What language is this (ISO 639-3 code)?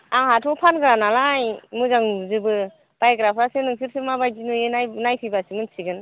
brx